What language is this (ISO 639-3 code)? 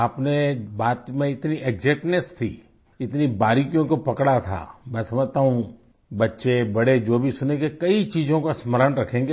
hin